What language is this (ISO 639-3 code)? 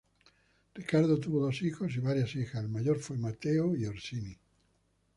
spa